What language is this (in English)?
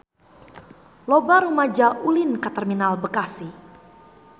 Sundanese